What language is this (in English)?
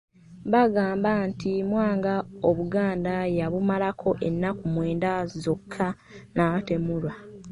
Ganda